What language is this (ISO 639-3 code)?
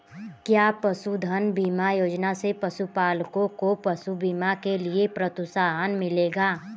hin